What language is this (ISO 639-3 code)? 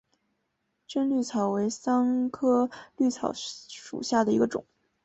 zho